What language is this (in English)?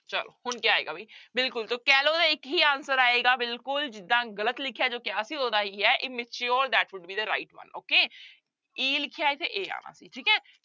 Punjabi